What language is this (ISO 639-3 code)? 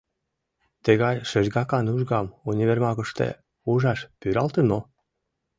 chm